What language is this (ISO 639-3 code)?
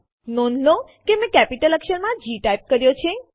guj